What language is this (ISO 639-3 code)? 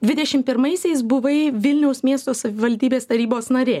lit